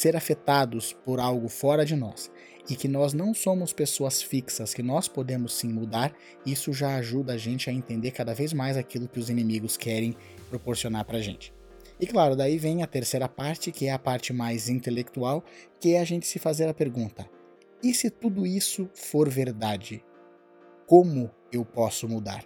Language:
Portuguese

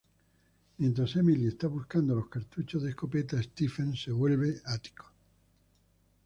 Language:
Spanish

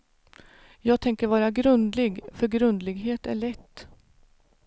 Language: Swedish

